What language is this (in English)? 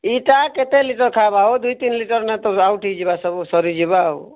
Odia